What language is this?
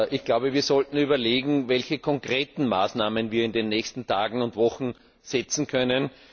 German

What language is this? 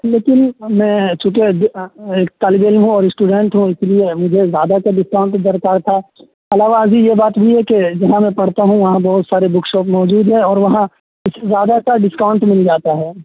Urdu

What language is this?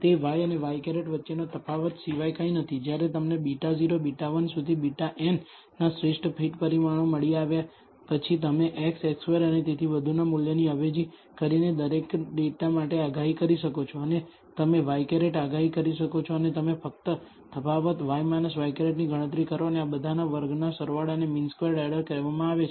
Gujarati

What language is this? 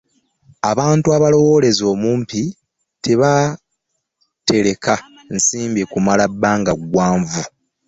Ganda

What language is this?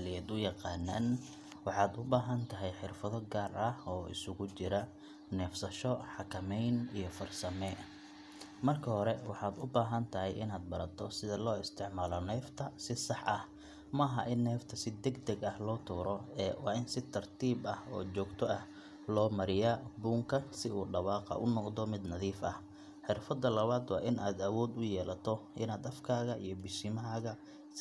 Somali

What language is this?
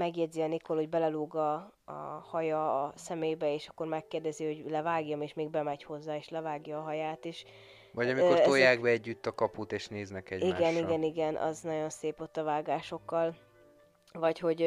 Hungarian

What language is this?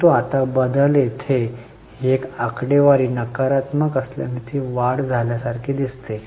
Marathi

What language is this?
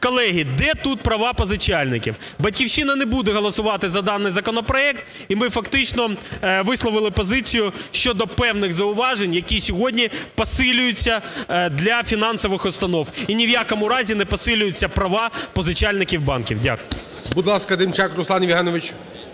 Ukrainian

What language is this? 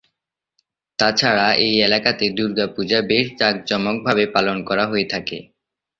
Bangla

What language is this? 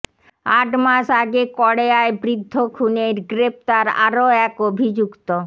Bangla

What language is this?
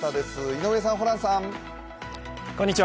Japanese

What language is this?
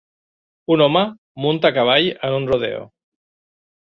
Catalan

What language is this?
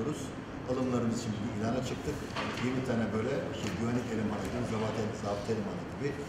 Turkish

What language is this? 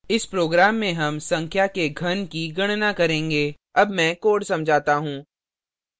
Hindi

